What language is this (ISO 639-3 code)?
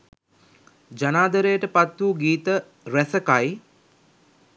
sin